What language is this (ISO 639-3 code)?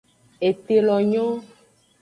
ajg